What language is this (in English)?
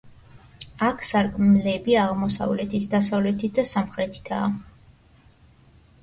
Georgian